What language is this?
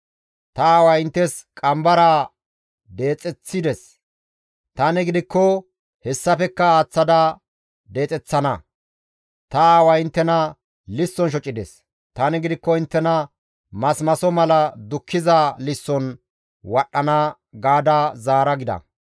Gamo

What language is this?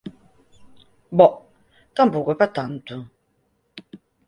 Galician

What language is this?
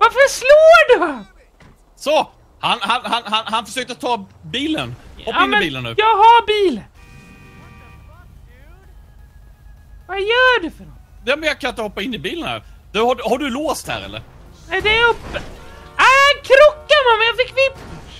Swedish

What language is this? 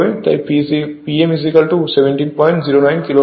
Bangla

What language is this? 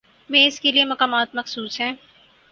Urdu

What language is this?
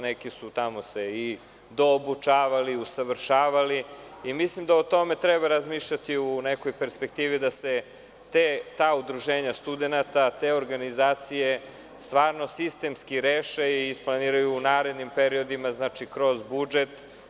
Serbian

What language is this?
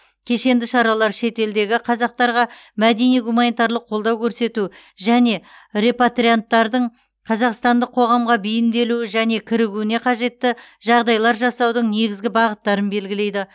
Kazakh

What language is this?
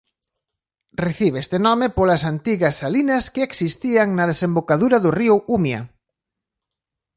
Galician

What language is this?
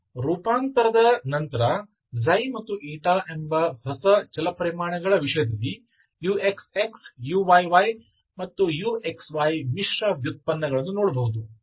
Kannada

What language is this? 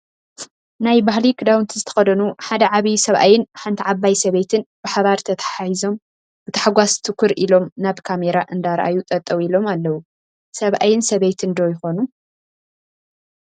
Tigrinya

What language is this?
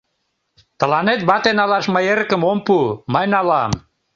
Mari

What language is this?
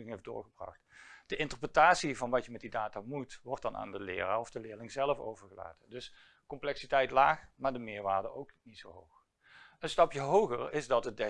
Dutch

